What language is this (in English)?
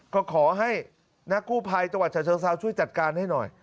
Thai